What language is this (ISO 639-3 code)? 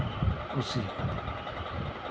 sat